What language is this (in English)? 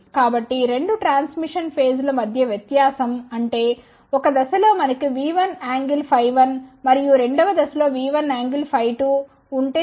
Telugu